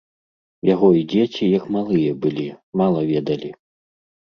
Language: Belarusian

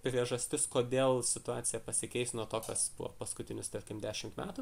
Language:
Lithuanian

